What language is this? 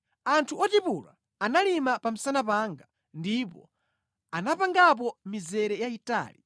Nyanja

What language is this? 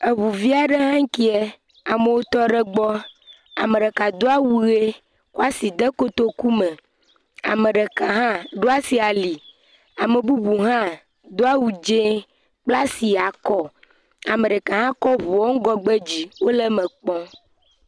Ewe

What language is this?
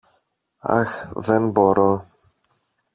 Greek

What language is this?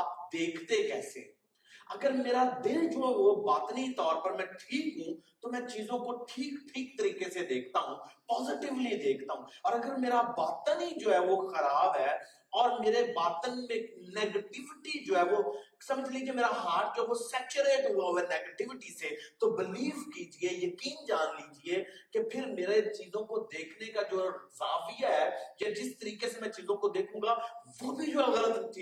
Urdu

